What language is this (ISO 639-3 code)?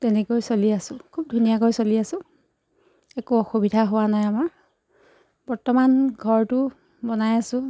asm